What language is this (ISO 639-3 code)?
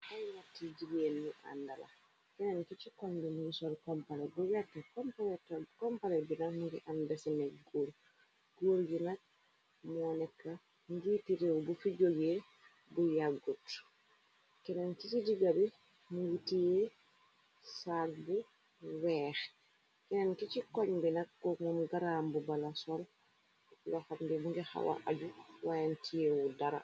wol